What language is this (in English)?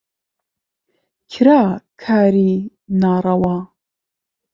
Central Kurdish